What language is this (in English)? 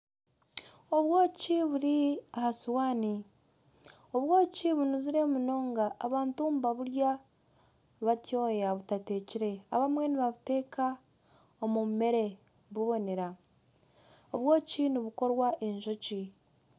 Nyankole